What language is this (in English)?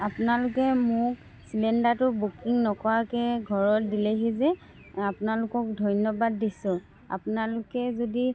Assamese